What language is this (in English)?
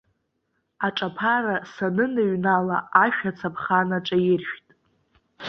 Abkhazian